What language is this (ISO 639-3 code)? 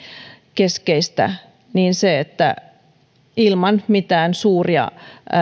fin